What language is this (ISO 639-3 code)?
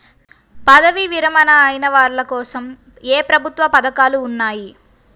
tel